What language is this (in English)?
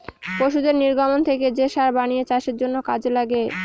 Bangla